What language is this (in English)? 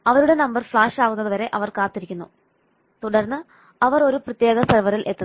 Malayalam